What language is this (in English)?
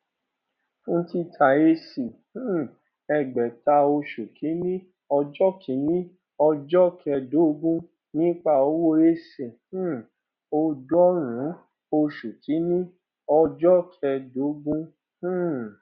Yoruba